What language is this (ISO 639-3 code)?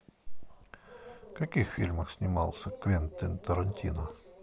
rus